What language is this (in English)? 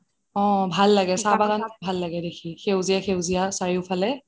Assamese